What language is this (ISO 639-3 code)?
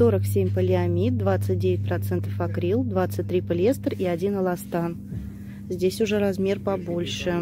rus